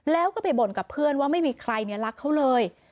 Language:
Thai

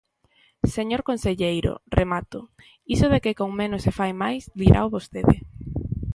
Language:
Galician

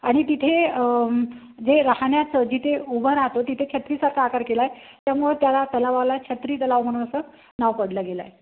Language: Marathi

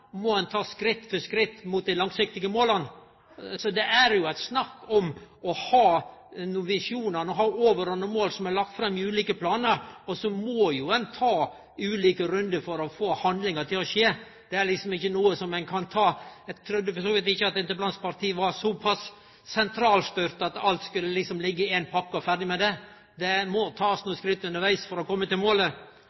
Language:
Norwegian Nynorsk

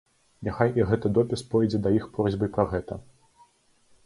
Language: Belarusian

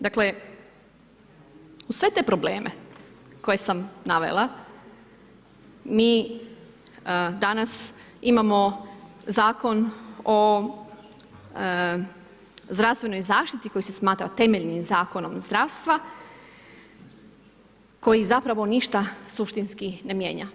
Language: Croatian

